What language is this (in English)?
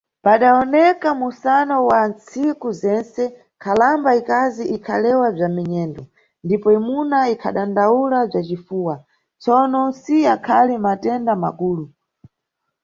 Nyungwe